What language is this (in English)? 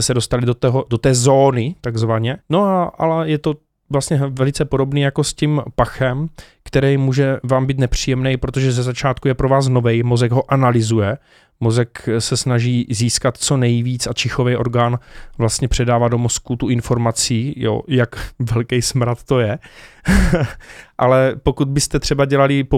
Czech